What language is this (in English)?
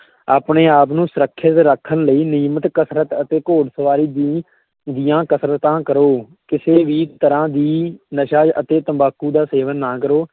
Punjabi